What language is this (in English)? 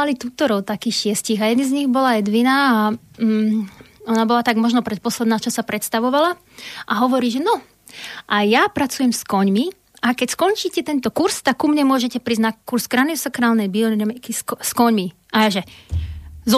Slovak